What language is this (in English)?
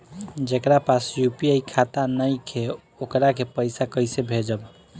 Bhojpuri